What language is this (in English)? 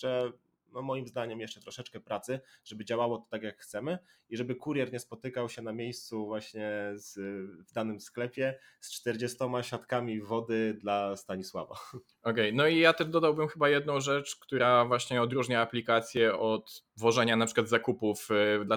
Polish